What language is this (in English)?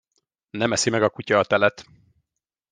Hungarian